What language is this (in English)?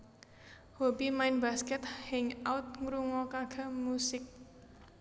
Javanese